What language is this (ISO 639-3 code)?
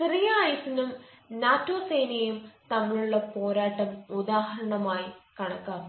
mal